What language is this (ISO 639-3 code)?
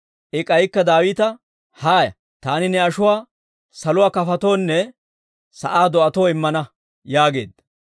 dwr